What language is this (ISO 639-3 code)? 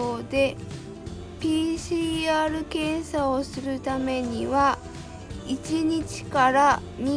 jpn